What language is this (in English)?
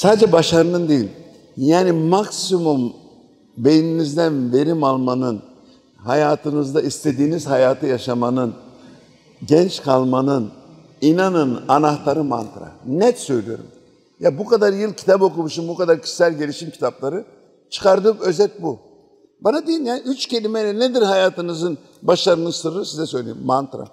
Turkish